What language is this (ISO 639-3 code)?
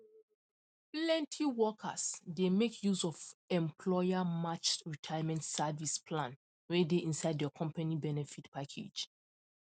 pcm